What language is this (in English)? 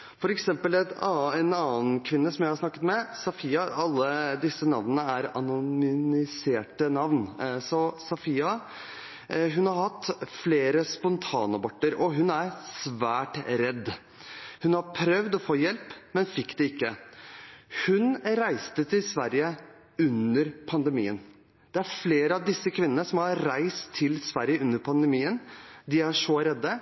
Norwegian Bokmål